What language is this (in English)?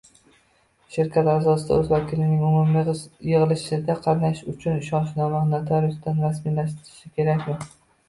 Uzbek